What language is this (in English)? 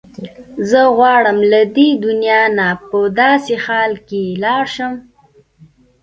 Pashto